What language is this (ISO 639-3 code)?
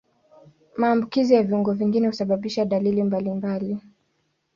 swa